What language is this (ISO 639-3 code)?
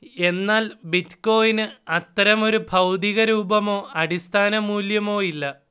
mal